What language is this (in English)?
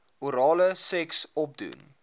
Afrikaans